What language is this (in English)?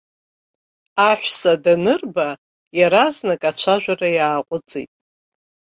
Abkhazian